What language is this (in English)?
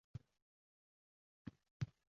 Uzbek